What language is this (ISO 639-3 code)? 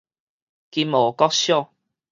nan